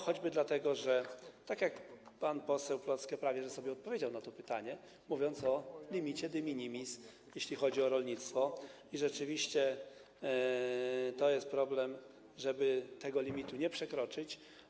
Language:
Polish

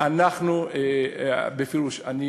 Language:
Hebrew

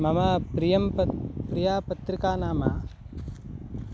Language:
Sanskrit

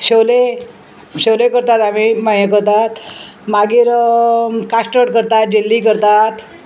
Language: Konkani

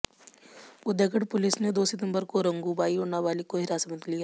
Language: Hindi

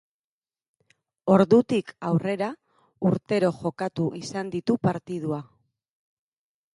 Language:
Basque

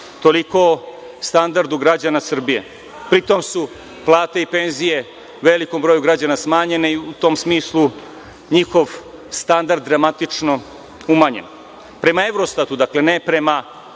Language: Serbian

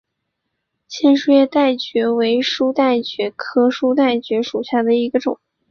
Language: Chinese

